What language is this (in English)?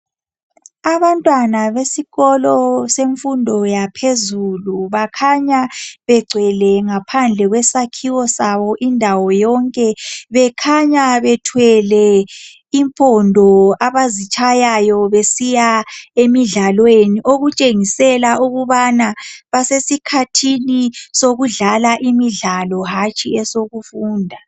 North Ndebele